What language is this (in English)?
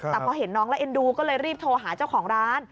Thai